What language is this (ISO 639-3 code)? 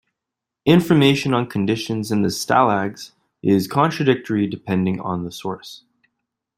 eng